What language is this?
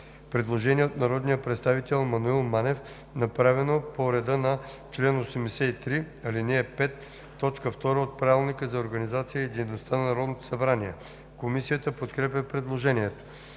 Bulgarian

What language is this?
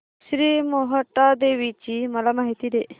Marathi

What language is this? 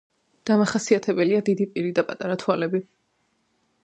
Georgian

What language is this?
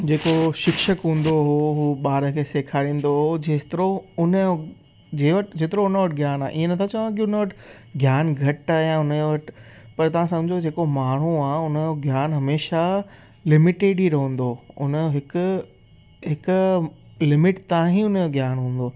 Sindhi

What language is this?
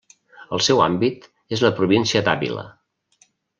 Catalan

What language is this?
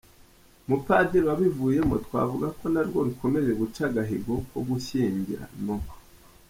Kinyarwanda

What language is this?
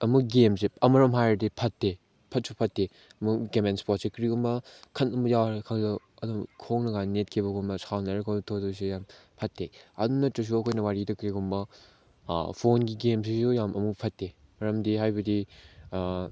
Manipuri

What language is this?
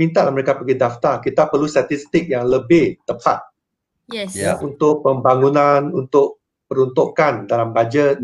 Malay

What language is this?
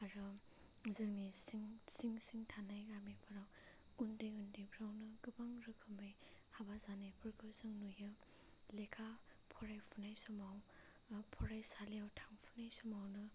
Bodo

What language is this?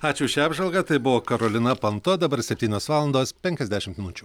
Lithuanian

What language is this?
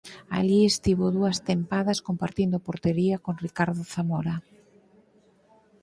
Galician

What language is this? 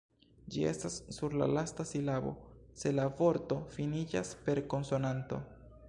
Esperanto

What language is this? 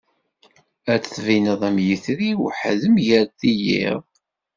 Kabyle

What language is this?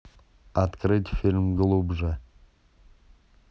Russian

